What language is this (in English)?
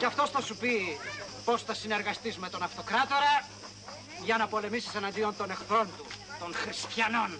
Greek